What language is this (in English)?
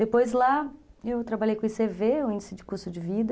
Portuguese